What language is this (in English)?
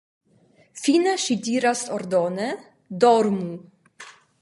Esperanto